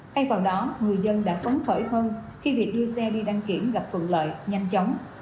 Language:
Vietnamese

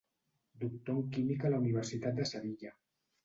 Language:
Catalan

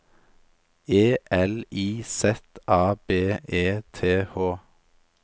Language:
Norwegian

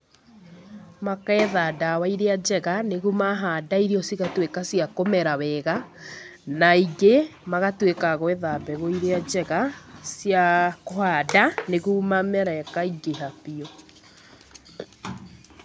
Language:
Kikuyu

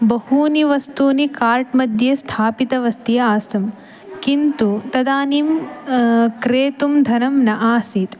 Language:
Sanskrit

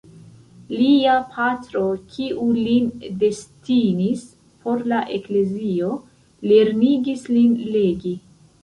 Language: Esperanto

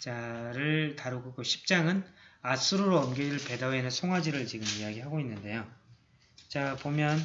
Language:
Korean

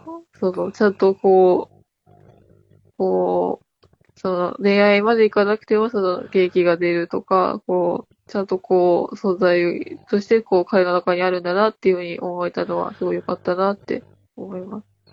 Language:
Japanese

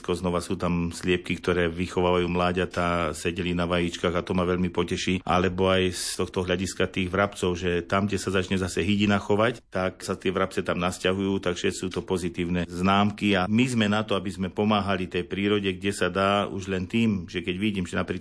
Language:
Slovak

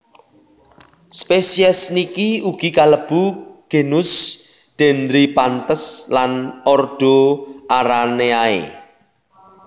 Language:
Javanese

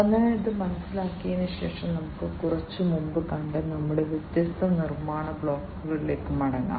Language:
Malayalam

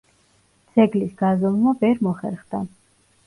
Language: Georgian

